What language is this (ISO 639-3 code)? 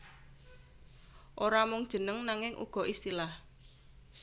jav